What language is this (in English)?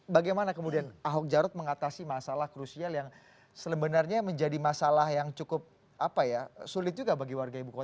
Indonesian